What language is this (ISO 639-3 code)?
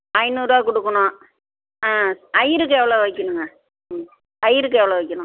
tam